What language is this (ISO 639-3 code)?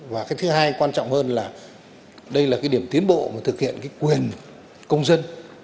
vie